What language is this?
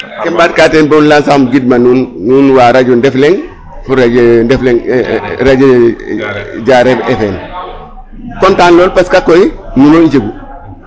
Serer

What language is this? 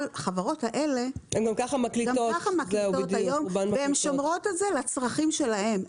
Hebrew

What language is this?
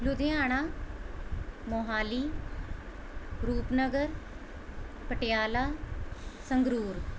Punjabi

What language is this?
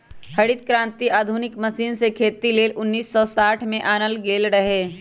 Magahi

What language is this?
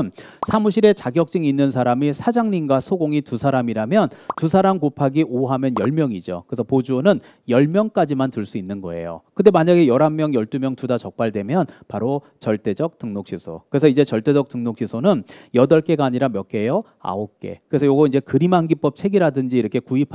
Korean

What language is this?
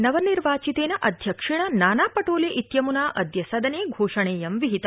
Sanskrit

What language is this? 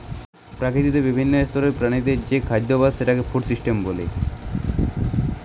Bangla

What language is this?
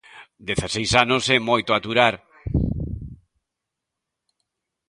Galician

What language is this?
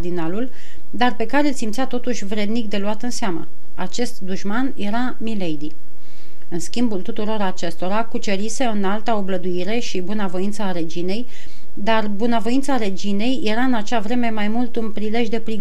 Romanian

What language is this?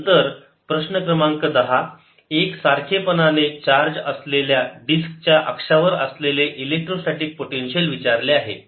Marathi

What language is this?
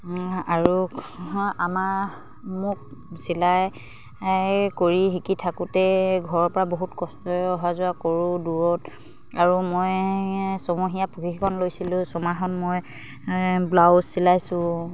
Assamese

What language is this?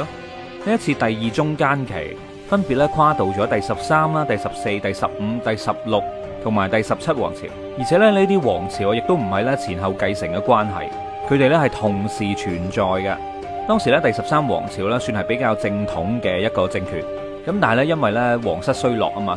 Chinese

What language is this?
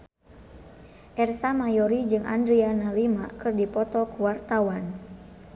Sundanese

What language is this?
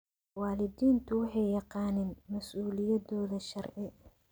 Somali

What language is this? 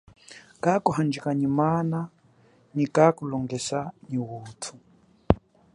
Chokwe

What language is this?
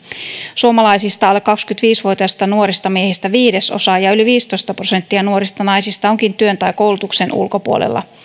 Finnish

